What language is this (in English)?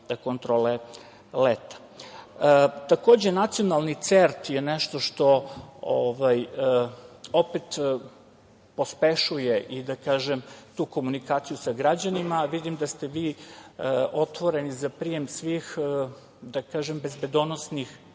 Serbian